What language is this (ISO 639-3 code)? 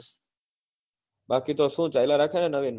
guj